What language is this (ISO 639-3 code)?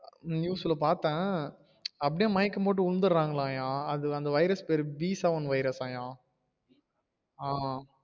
tam